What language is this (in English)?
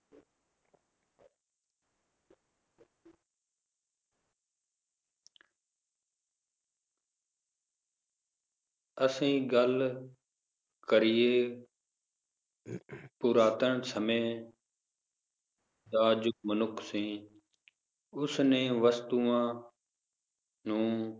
Punjabi